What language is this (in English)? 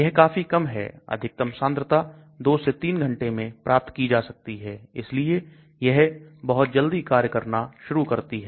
Hindi